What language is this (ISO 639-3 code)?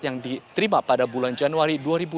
ind